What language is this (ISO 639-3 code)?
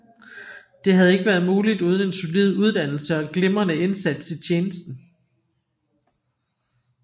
dan